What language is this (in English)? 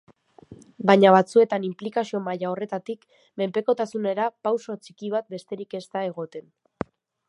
Basque